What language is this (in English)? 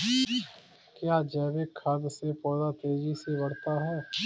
Hindi